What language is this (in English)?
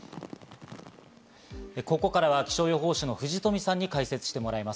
Japanese